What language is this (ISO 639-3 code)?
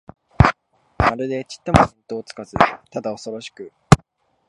jpn